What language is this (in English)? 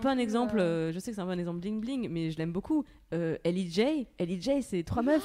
French